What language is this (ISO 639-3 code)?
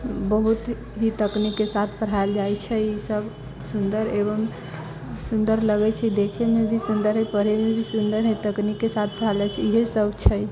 mai